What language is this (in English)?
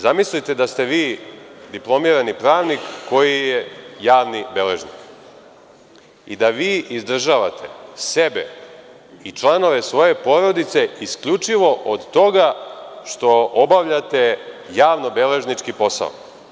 Serbian